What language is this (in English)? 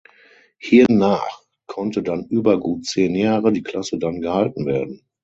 German